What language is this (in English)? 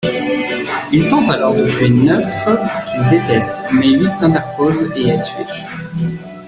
French